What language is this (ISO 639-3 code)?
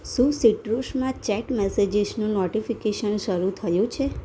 guj